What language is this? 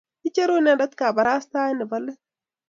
Kalenjin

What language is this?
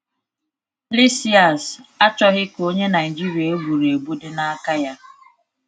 Igbo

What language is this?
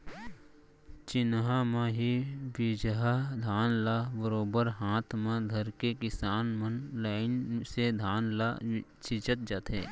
Chhattisgarhi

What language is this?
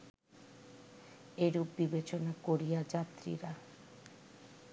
Bangla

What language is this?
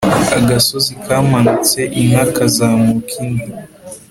Kinyarwanda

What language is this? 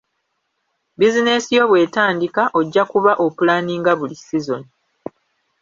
Ganda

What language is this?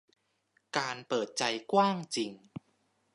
Thai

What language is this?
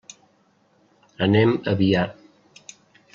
Catalan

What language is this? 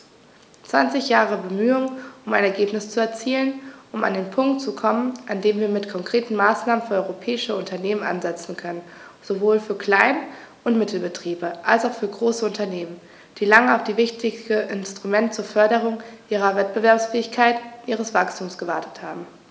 German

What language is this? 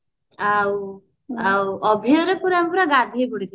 Odia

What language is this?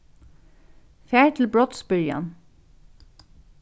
Faroese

